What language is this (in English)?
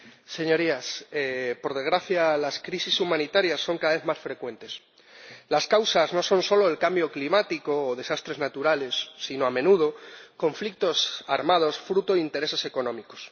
Spanish